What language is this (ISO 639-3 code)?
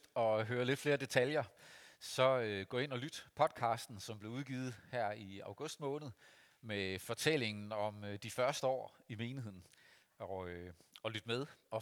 dan